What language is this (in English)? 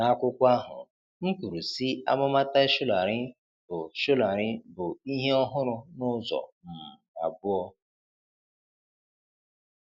Igbo